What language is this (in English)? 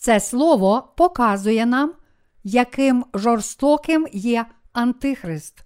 Ukrainian